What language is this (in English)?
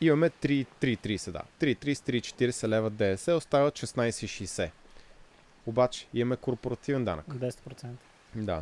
Bulgarian